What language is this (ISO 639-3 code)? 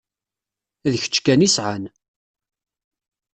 kab